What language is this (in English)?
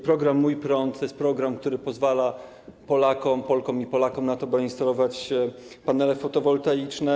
Polish